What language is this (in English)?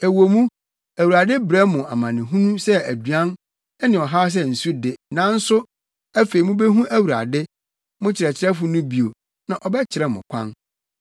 Akan